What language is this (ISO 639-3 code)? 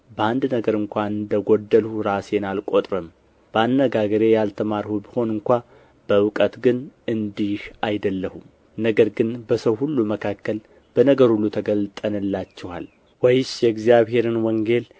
amh